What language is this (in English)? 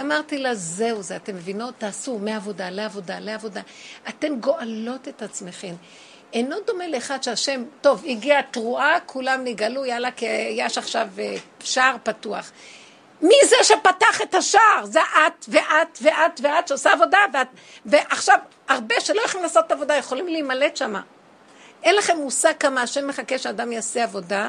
Hebrew